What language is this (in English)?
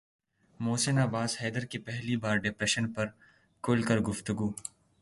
Urdu